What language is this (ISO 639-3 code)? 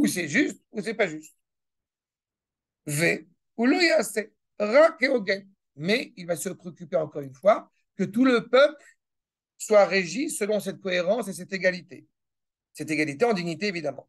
fra